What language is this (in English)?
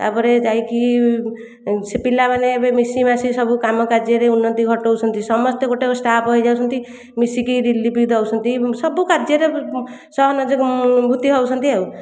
Odia